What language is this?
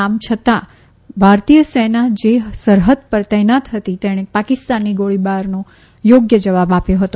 Gujarati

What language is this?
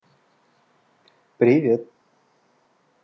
Russian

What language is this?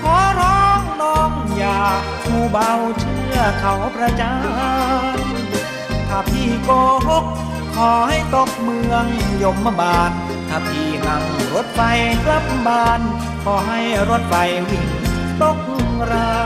Thai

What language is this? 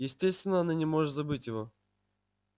Russian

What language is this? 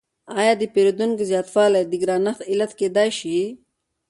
Pashto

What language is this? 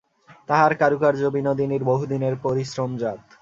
Bangla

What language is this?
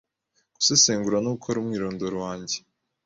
Kinyarwanda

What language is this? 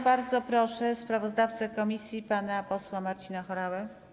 Polish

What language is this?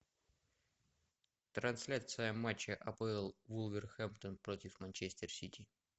Russian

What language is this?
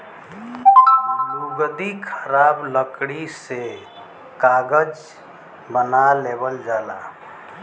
Bhojpuri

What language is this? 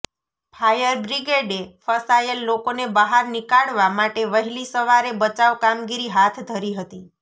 Gujarati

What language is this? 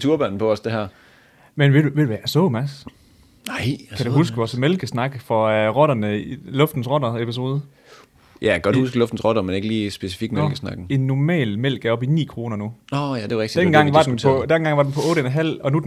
Danish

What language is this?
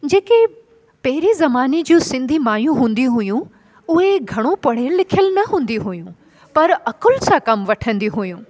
Sindhi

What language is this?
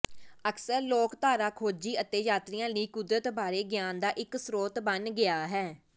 Punjabi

